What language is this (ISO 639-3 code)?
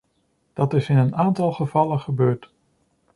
nld